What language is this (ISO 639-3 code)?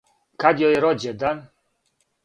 srp